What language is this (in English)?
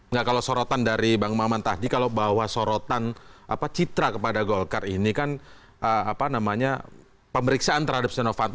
Indonesian